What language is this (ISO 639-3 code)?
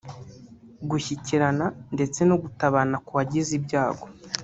kin